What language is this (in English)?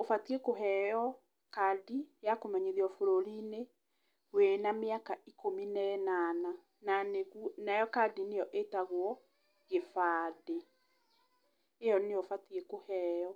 Kikuyu